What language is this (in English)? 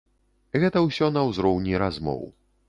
Belarusian